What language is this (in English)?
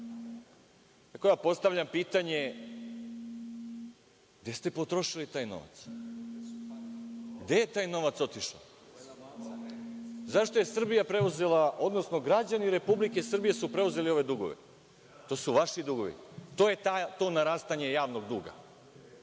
Serbian